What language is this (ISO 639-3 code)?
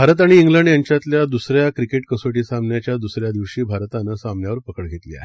mar